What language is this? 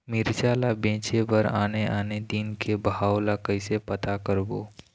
Chhattisgarhi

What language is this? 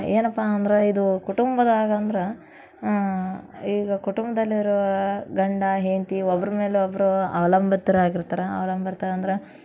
Kannada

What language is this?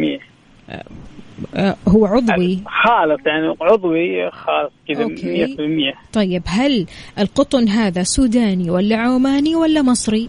Arabic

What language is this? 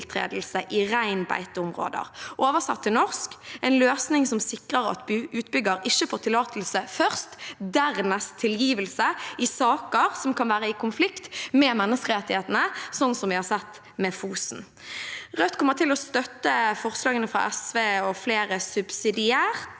Norwegian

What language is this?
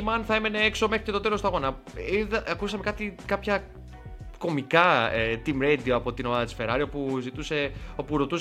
Greek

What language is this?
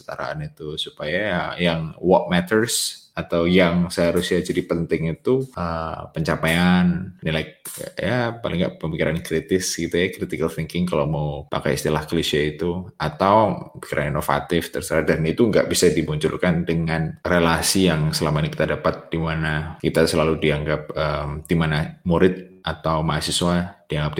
Indonesian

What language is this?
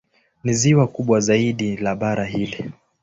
Swahili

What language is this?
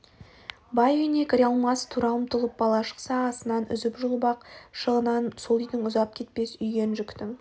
Kazakh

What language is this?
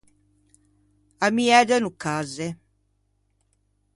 Ligurian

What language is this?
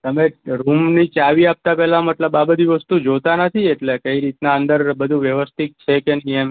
Gujarati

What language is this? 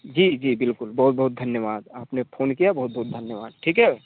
Hindi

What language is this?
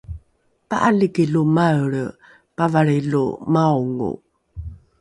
Rukai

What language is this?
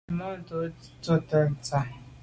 Medumba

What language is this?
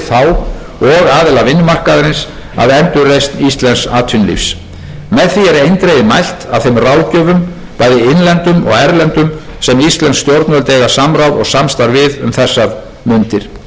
Icelandic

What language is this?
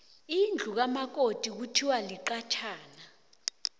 South Ndebele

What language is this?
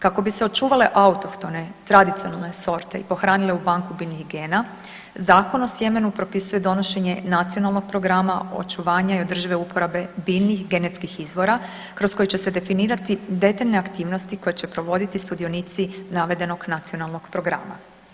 Croatian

